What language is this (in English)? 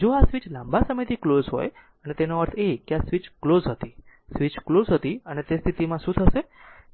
Gujarati